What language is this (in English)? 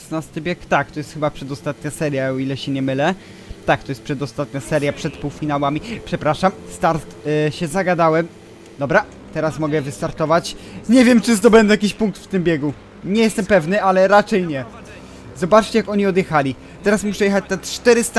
Polish